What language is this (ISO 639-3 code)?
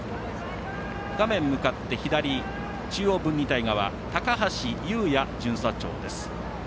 jpn